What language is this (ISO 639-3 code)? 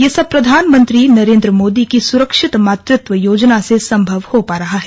hin